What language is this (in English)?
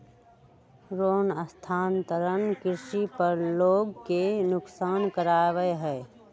Magahi